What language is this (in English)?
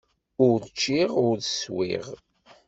Kabyle